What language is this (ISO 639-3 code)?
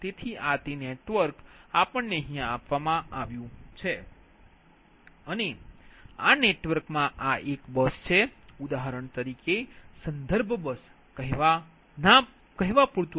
guj